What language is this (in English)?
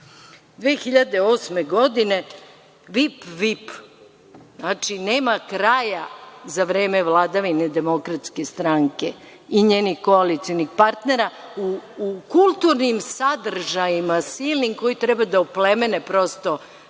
Serbian